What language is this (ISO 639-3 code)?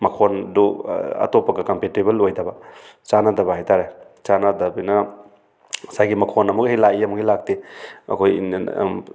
mni